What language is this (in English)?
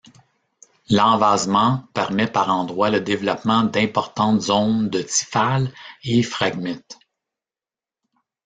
French